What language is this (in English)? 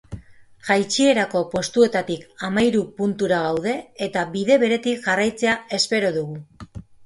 Basque